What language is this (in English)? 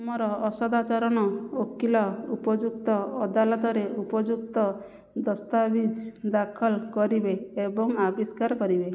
Odia